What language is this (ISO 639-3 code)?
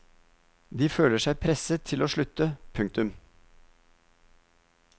nor